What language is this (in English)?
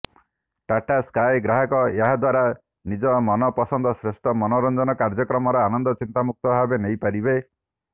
Odia